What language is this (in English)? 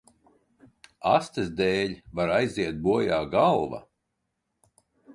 Latvian